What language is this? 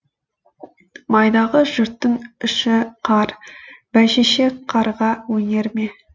Kazakh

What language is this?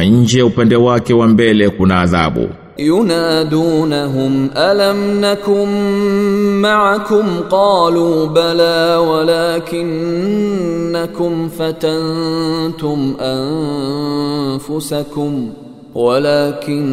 Swahili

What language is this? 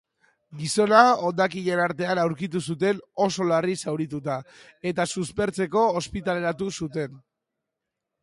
Basque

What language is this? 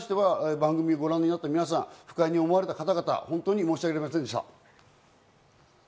Japanese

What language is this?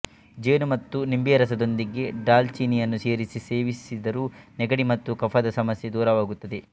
Kannada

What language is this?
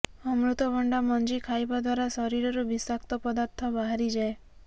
Odia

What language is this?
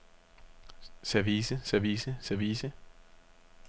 Danish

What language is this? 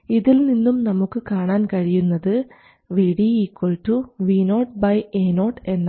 Malayalam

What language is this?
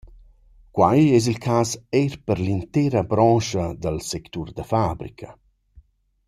Romansh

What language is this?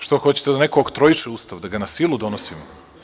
Serbian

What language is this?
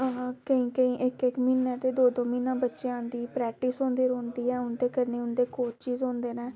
Dogri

